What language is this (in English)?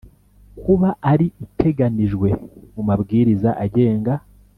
Kinyarwanda